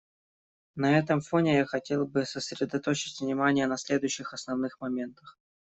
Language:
Russian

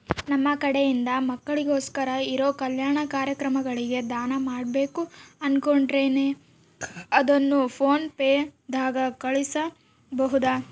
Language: Kannada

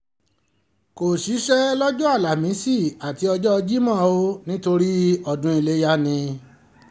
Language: Yoruba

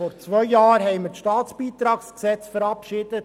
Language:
Swiss German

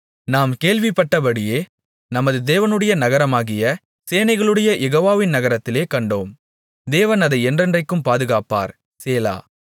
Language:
Tamil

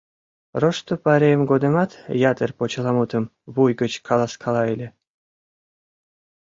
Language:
Mari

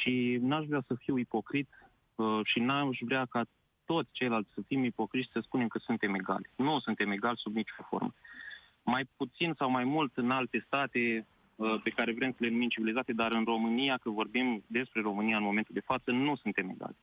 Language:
Romanian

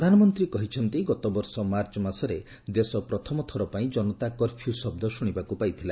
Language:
Odia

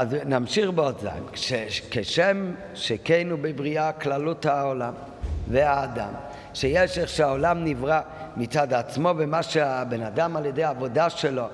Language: Hebrew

